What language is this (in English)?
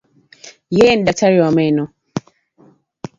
Swahili